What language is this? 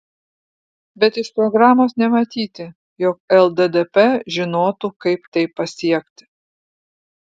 Lithuanian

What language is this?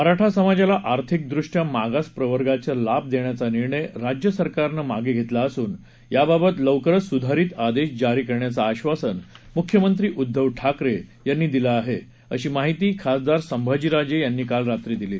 Marathi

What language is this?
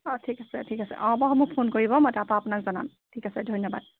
Assamese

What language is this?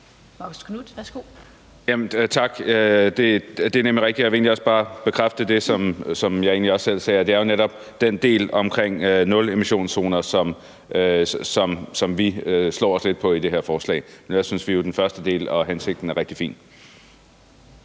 Danish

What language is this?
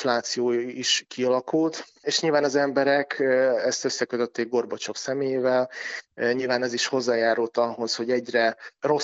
Hungarian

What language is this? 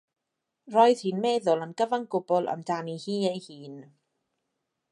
Welsh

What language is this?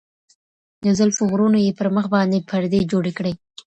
Pashto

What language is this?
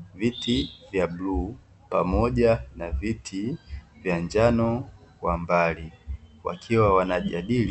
Swahili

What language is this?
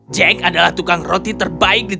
Indonesian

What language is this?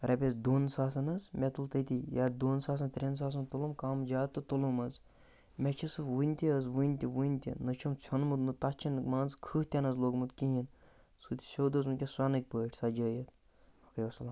Kashmiri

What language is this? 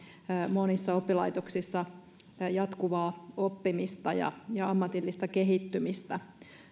Finnish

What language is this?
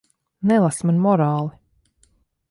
Latvian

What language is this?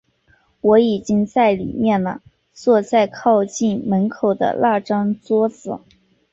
Chinese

